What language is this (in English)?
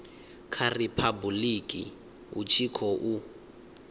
Venda